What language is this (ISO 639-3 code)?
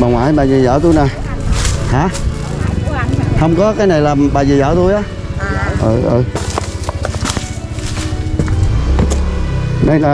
vie